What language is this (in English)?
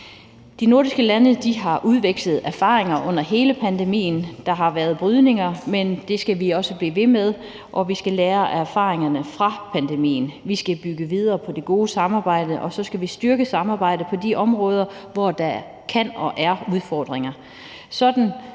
Danish